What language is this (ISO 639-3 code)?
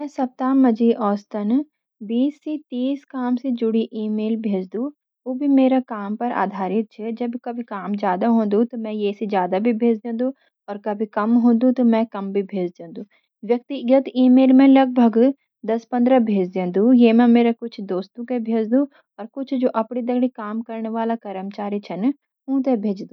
gbm